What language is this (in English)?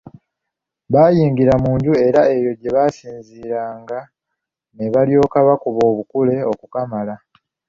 Ganda